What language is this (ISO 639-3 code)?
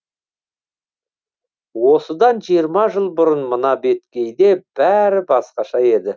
kaz